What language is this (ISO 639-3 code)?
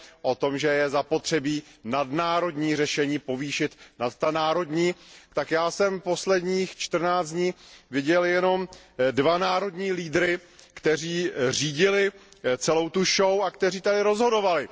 ces